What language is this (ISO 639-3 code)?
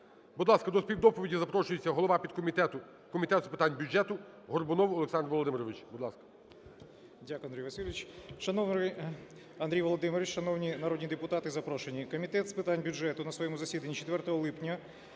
ukr